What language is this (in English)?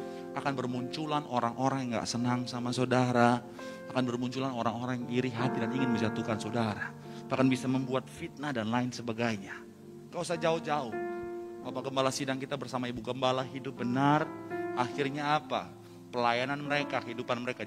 Indonesian